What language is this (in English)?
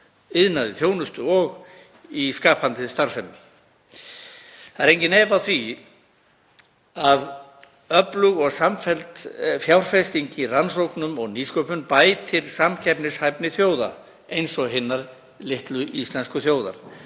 Icelandic